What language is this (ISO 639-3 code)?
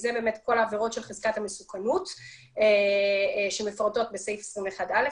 heb